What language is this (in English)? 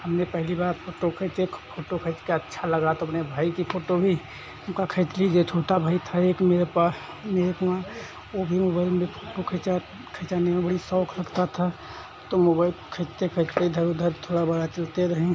Hindi